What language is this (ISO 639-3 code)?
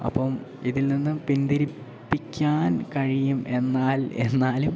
mal